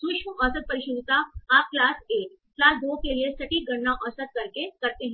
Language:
Hindi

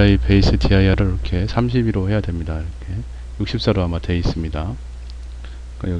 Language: Korean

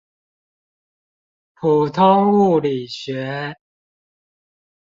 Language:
Chinese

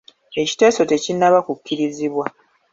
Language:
Ganda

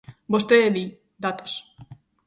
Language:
Galician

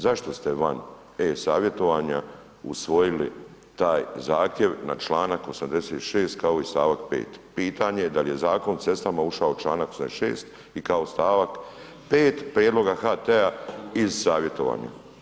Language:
Croatian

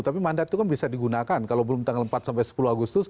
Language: Indonesian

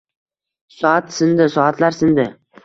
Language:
Uzbek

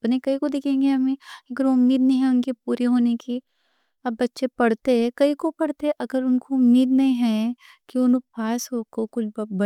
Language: Deccan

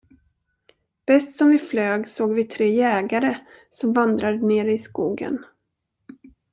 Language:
Swedish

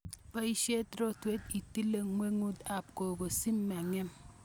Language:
Kalenjin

